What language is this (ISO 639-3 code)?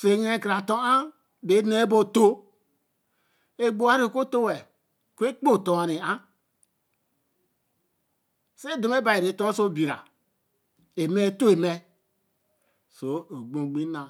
elm